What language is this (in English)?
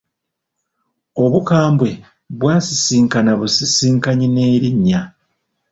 Ganda